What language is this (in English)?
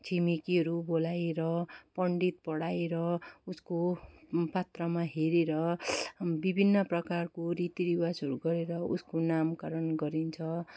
Nepali